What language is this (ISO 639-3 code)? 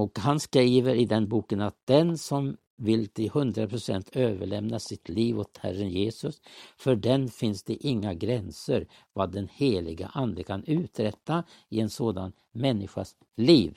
swe